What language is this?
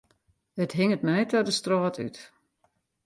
Western Frisian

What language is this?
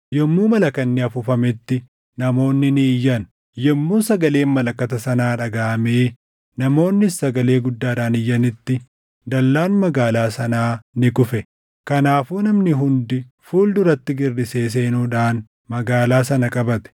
Oromo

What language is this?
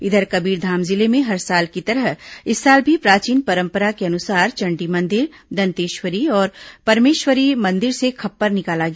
Hindi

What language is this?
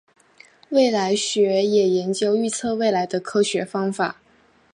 Chinese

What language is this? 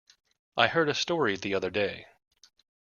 English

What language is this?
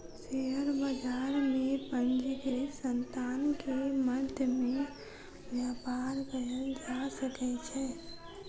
Maithili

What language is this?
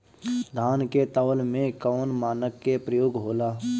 Bhojpuri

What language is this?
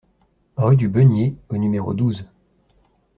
French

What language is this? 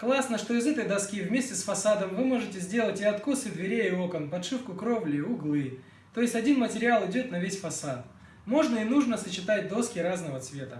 Russian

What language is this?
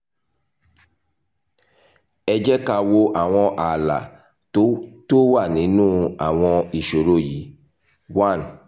Yoruba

